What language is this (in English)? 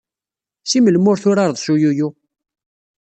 Kabyle